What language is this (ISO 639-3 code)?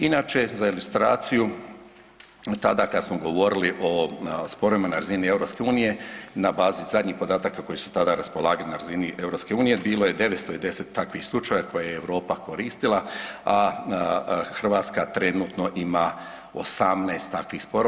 hrv